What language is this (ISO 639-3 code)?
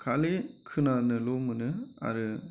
brx